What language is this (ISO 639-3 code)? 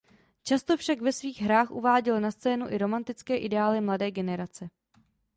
ces